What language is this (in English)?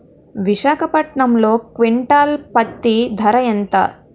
Telugu